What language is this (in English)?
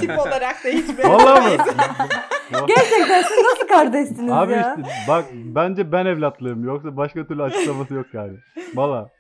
Turkish